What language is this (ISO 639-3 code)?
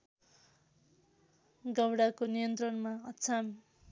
nep